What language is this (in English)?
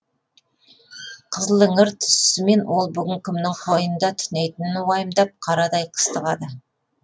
Kazakh